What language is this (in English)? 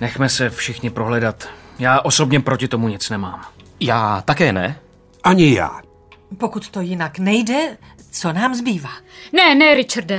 Czech